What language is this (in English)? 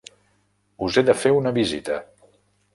Catalan